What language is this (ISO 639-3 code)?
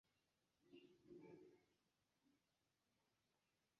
epo